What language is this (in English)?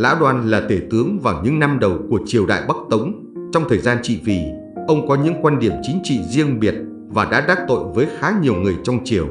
Vietnamese